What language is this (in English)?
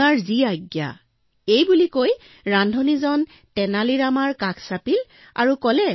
Assamese